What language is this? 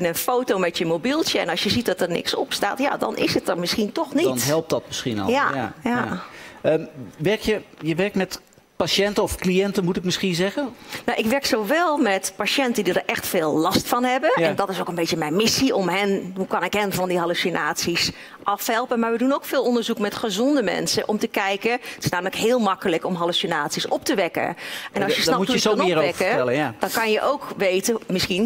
Dutch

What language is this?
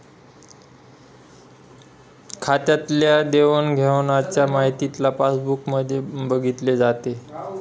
Marathi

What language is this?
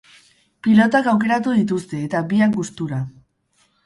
Basque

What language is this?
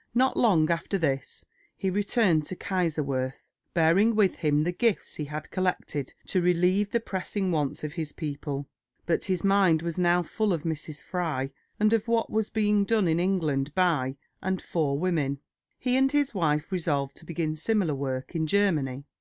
English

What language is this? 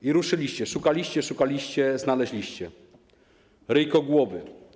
Polish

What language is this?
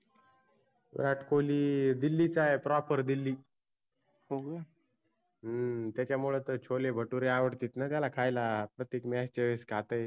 Marathi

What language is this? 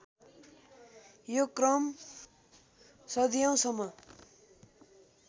Nepali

